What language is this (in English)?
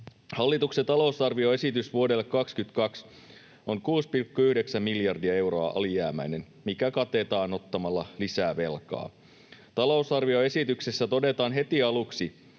Finnish